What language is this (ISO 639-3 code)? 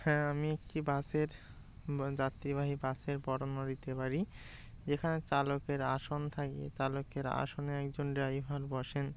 ben